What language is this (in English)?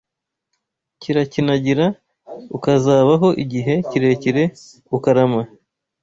Kinyarwanda